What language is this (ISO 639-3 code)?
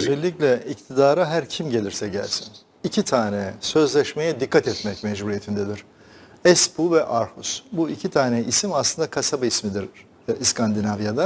tur